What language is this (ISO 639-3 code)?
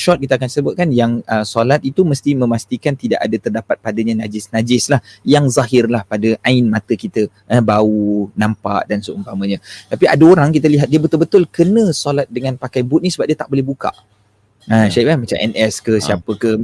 msa